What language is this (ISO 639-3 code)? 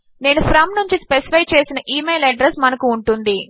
tel